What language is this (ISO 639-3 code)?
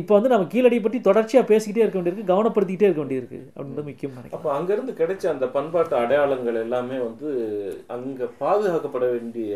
tam